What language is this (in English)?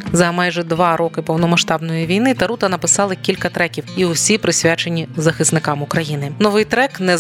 Ukrainian